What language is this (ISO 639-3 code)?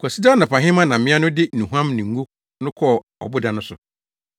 aka